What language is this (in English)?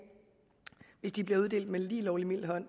Danish